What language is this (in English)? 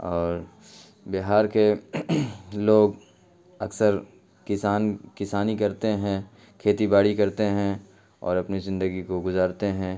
Urdu